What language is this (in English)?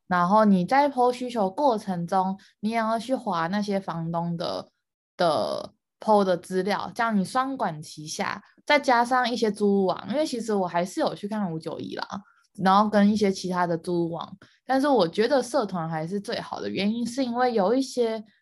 Chinese